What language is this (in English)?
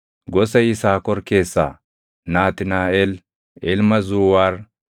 Oromo